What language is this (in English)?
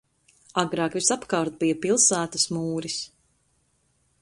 Latvian